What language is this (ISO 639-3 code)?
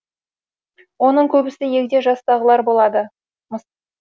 kaz